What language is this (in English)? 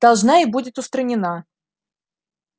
Russian